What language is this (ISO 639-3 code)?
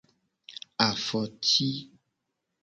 gej